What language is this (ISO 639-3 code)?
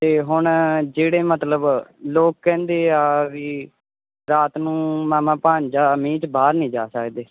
pan